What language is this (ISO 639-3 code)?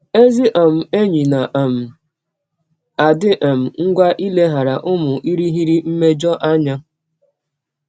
ibo